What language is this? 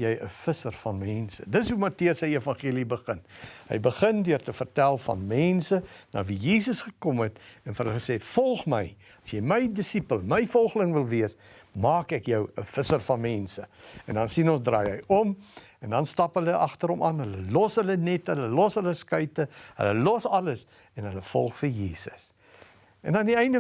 Dutch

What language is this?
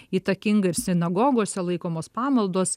Lithuanian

